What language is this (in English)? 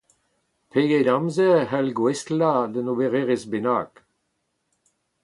Breton